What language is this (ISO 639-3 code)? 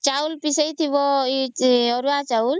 ori